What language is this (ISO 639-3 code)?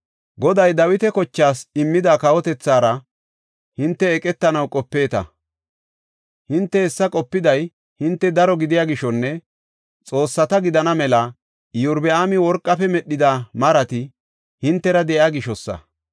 gof